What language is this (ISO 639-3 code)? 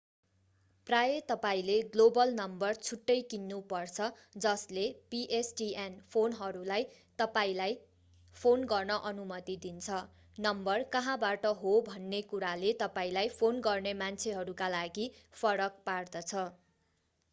nep